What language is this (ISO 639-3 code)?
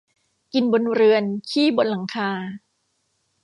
tha